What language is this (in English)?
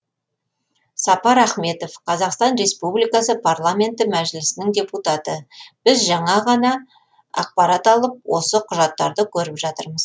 Kazakh